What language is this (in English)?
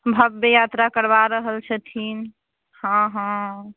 Maithili